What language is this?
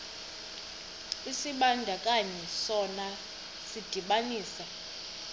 Xhosa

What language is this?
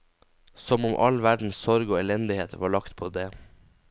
Norwegian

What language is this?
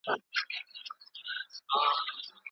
Pashto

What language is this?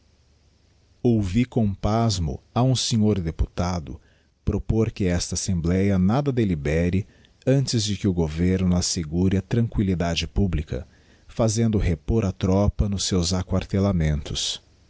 Portuguese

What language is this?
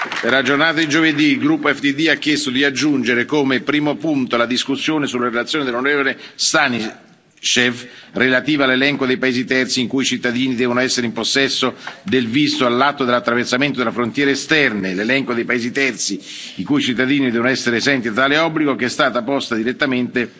Italian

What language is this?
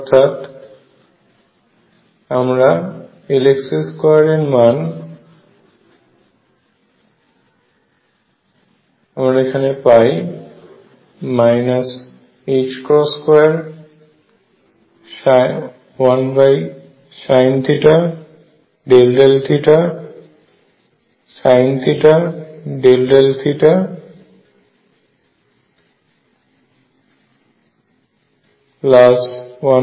Bangla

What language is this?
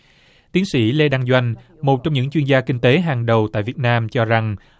Vietnamese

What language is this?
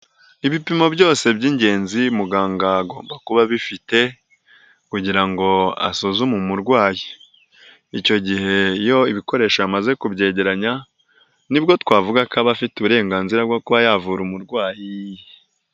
Kinyarwanda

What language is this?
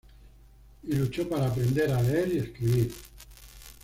Spanish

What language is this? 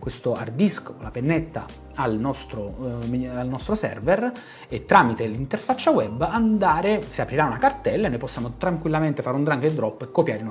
Italian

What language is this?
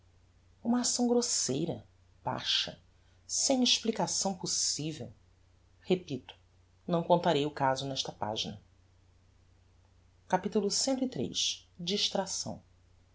Portuguese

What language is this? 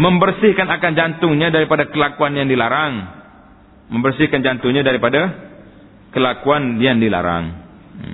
Malay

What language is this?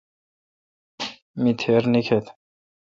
Kalkoti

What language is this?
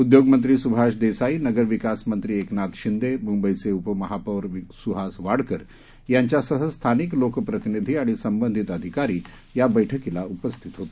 Marathi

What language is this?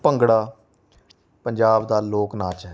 Punjabi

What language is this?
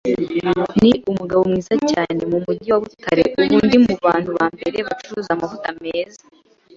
Kinyarwanda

